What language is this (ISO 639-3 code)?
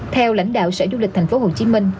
vie